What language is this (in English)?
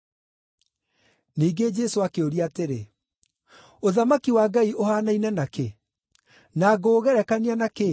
Kikuyu